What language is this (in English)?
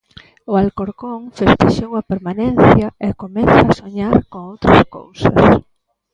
Galician